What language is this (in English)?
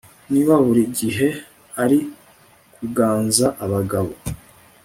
Kinyarwanda